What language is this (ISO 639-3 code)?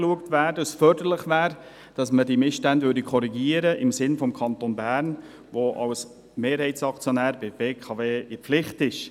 gsw